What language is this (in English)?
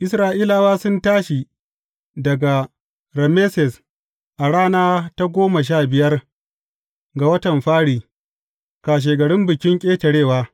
Hausa